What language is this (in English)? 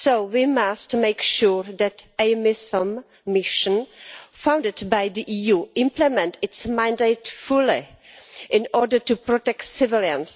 English